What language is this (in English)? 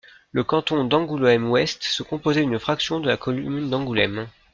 French